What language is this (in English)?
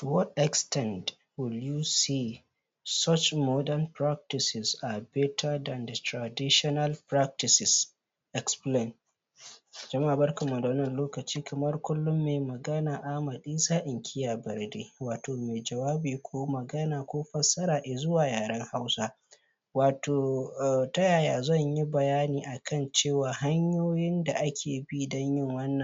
Hausa